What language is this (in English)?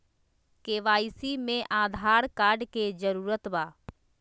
Magahi